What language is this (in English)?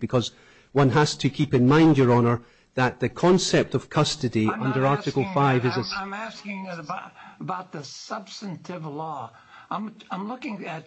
English